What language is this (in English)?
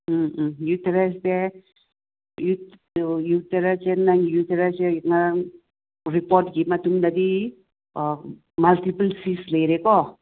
Manipuri